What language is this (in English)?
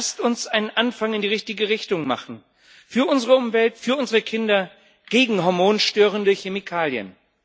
German